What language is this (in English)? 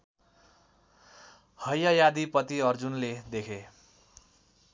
Nepali